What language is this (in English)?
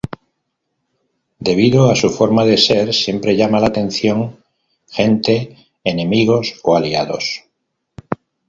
Spanish